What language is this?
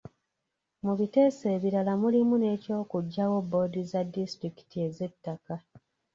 Ganda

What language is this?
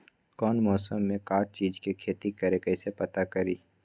Magahi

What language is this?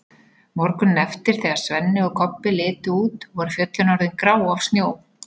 Icelandic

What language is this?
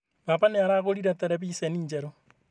Kikuyu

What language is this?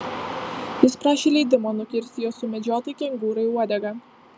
Lithuanian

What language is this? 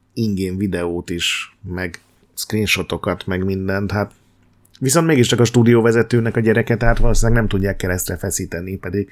Hungarian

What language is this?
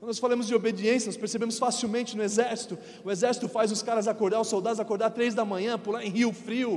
Portuguese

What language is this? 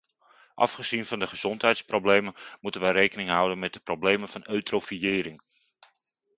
Dutch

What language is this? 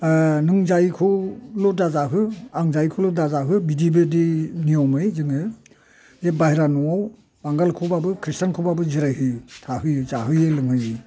Bodo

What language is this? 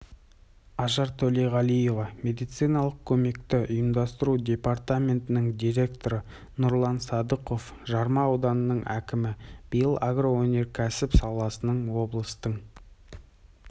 Kazakh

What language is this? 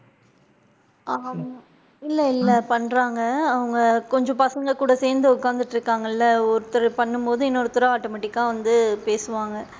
Tamil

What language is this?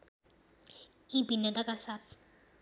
Nepali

